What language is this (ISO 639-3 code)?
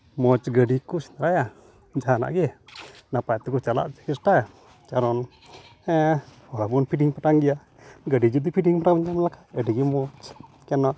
sat